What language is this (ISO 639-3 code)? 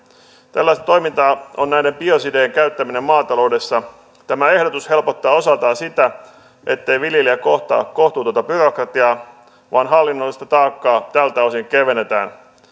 fin